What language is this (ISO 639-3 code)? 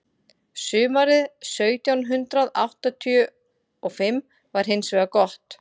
isl